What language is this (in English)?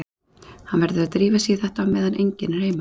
Icelandic